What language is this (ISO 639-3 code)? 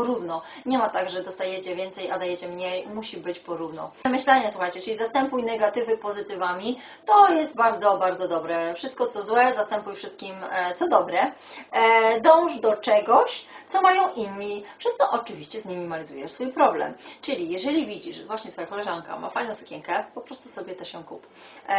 pol